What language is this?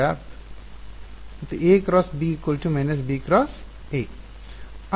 Kannada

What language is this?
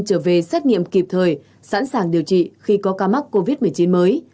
Vietnamese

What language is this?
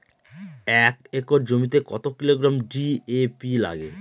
Bangla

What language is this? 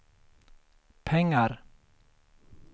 Swedish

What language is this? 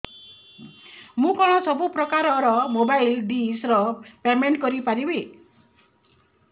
Odia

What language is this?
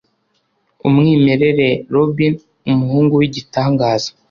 Kinyarwanda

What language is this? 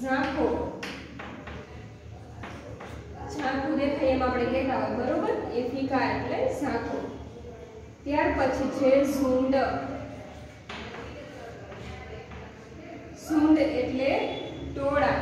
Hindi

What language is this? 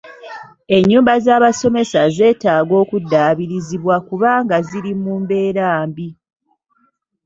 Ganda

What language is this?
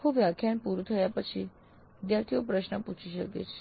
Gujarati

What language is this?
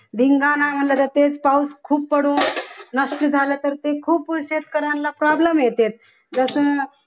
Marathi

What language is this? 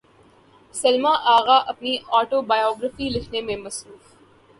Urdu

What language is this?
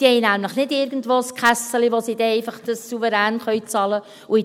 Swiss German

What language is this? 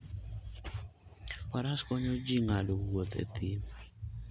Luo (Kenya and Tanzania)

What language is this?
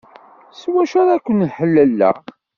Kabyle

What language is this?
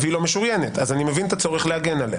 Hebrew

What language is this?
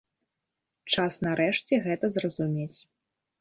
Belarusian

